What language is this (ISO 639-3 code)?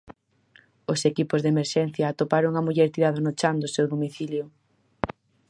glg